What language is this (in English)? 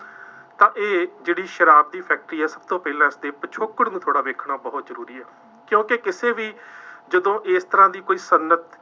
Punjabi